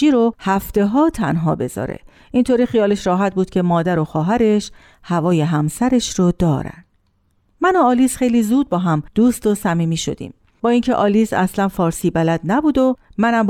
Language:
Persian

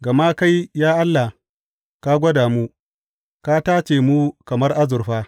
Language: Hausa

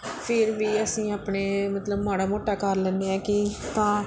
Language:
Punjabi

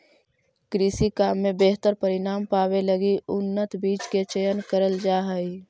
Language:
Magahi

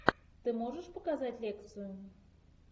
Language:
Russian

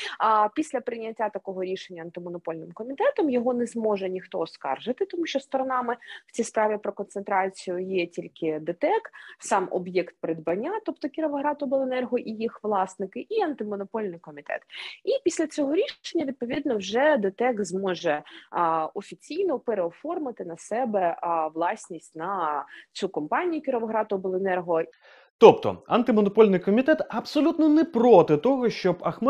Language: Ukrainian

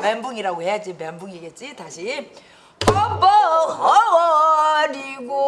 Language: Korean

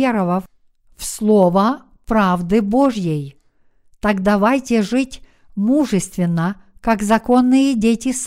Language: Russian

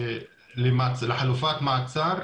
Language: Hebrew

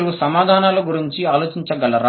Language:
Telugu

